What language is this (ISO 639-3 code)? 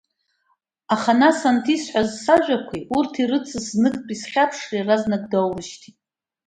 abk